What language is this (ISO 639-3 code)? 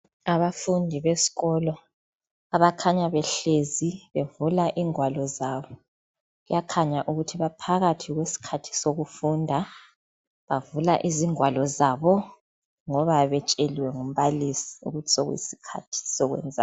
nde